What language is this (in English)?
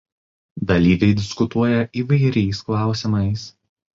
Lithuanian